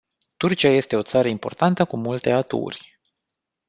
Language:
Romanian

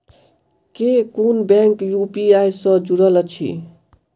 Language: Maithili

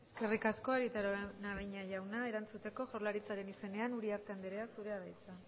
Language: Basque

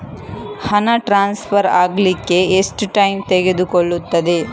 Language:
Kannada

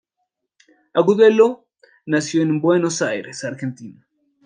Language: Spanish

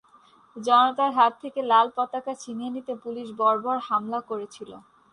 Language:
Bangla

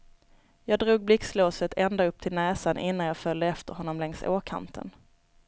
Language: Swedish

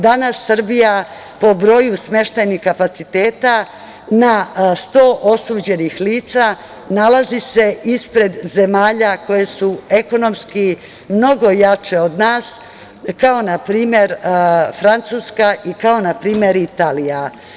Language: Serbian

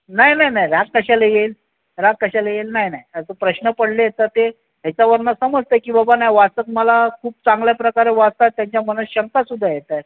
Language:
Marathi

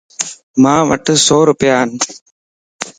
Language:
Lasi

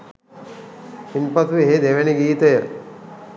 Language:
Sinhala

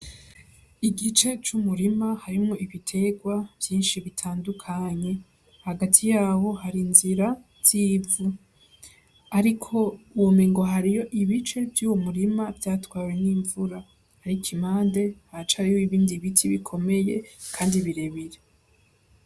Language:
Rundi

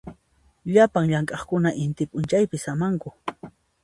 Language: Puno Quechua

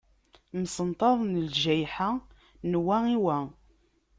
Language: Kabyle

